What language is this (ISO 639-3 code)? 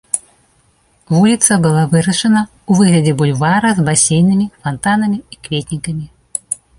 bel